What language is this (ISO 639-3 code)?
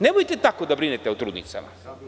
srp